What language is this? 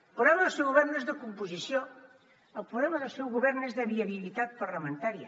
Catalan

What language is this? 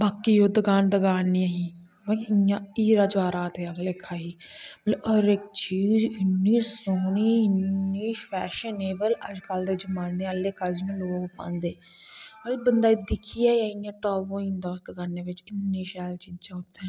Dogri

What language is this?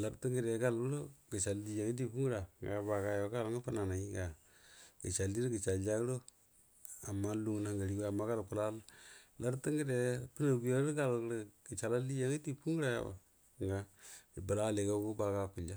Buduma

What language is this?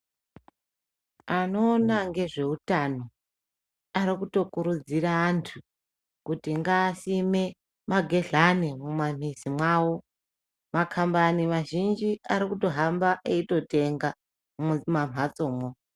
Ndau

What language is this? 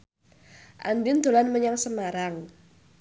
Javanese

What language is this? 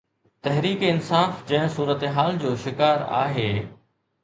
Sindhi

